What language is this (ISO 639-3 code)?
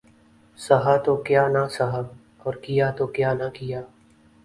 urd